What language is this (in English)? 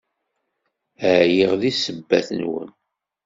Kabyle